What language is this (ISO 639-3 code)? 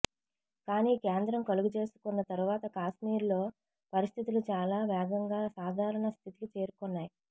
tel